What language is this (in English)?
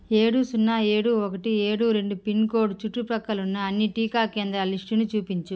Telugu